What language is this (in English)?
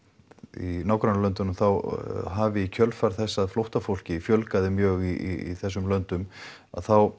Icelandic